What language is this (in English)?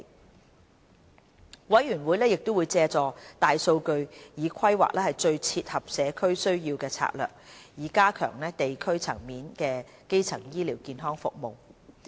Cantonese